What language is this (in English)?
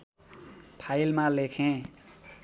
Nepali